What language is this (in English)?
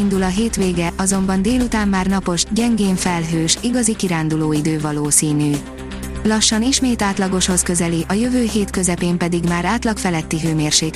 Hungarian